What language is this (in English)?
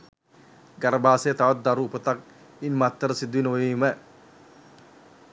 Sinhala